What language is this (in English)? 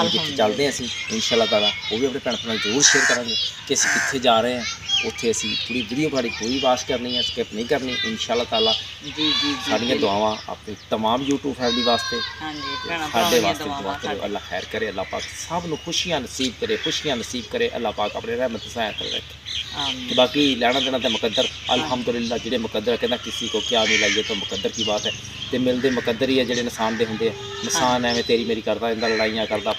Hindi